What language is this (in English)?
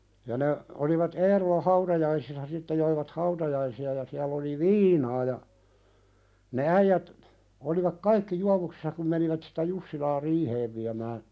Finnish